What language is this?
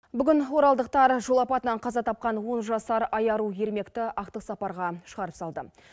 Kazakh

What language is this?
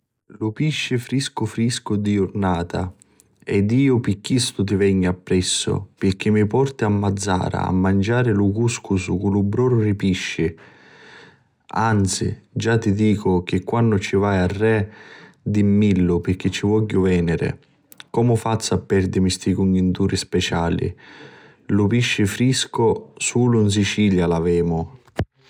Sicilian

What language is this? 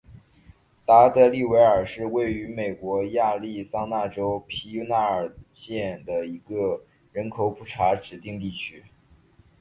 Chinese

